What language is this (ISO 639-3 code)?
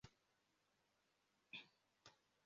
kin